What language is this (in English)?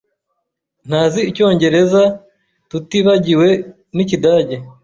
Kinyarwanda